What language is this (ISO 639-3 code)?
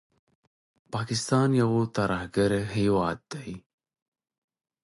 pus